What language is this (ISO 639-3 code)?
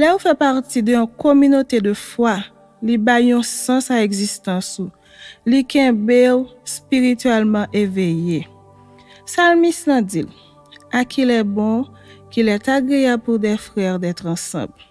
fra